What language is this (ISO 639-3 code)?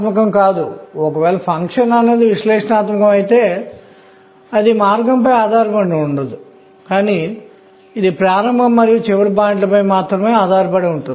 tel